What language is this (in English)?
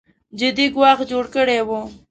Pashto